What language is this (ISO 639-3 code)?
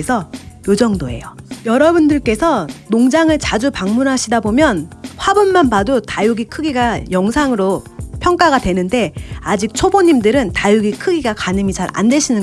kor